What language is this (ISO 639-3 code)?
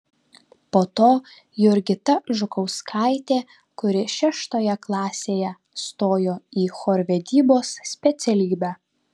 lit